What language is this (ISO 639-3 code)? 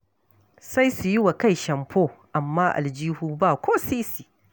hau